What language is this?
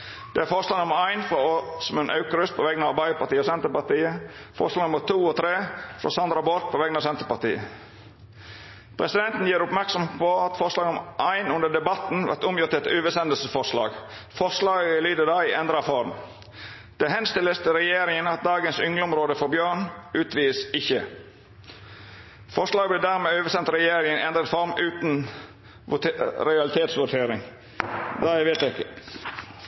Norwegian Nynorsk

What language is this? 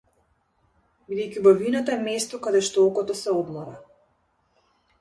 Macedonian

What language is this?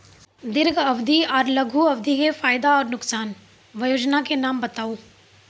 Maithili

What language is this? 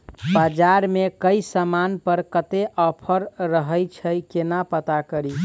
Maithili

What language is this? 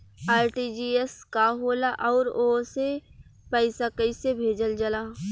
Bhojpuri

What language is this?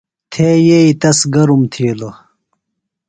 Phalura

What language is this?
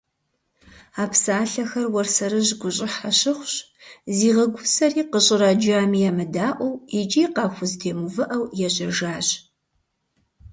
Kabardian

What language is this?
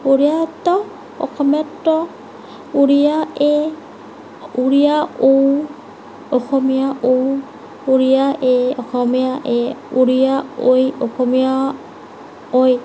Assamese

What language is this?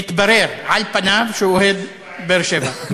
Hebrew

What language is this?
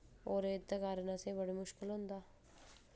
Dogri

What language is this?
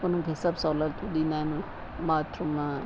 Sindhi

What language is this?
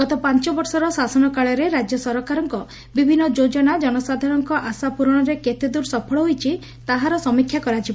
Odia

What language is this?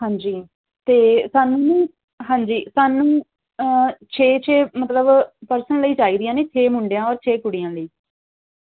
Punjabi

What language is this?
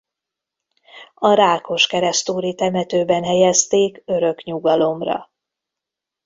Hungarian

